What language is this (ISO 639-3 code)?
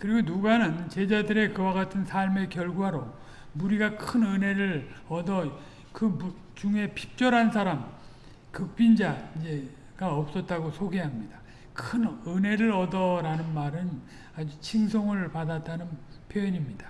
kor